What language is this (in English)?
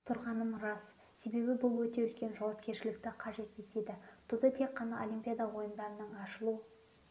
Kazakh